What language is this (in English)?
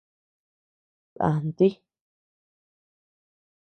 Tepeuxila Cuicatec